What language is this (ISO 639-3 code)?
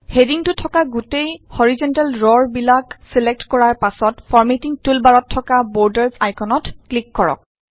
asm